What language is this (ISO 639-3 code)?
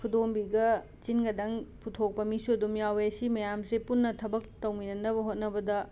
mni